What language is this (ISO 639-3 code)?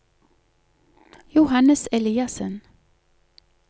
nor